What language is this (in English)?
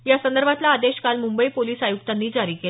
Marathi